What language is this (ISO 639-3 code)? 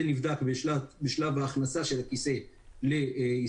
heb